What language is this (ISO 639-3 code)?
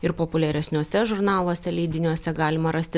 lit